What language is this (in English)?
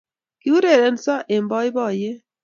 Kalenjin